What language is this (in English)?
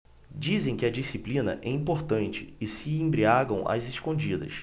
Portuguese